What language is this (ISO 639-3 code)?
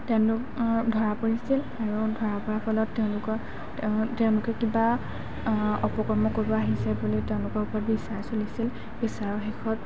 asm